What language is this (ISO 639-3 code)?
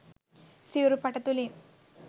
sin